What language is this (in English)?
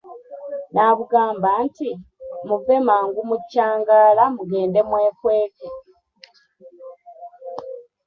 Ganda